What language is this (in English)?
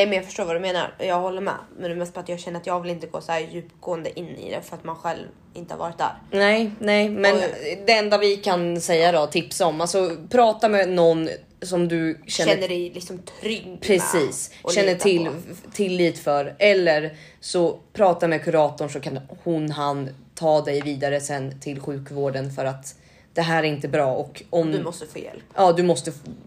Swedish